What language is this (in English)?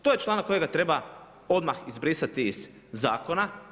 Croatian